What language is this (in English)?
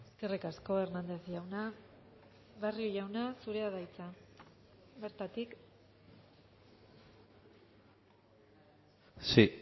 Basque